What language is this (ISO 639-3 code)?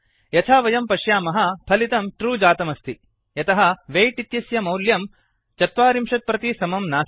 san